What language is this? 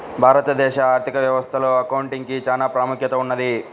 Telugu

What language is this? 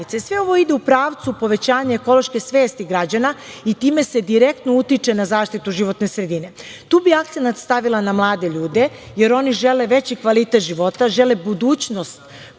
Serbian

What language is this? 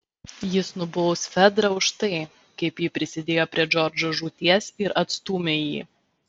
Lithuanian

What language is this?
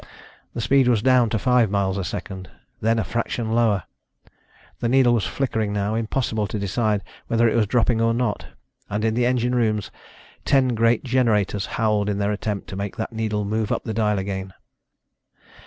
English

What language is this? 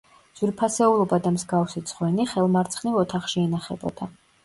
Georgian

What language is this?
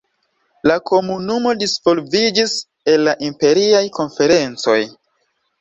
Esperanto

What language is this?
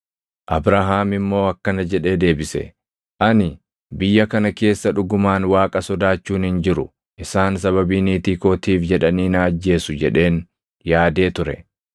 Oromo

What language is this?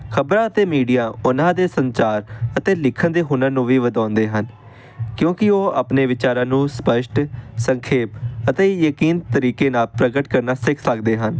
Punjabi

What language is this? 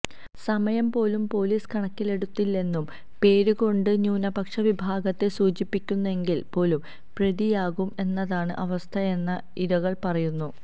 Malayalam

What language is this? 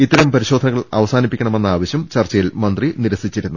Malayalam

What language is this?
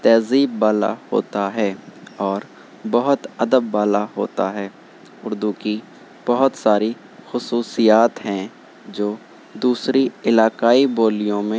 Urdu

